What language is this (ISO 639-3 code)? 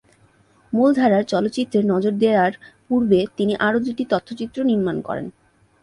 ben